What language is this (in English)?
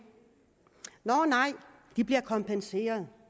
Danish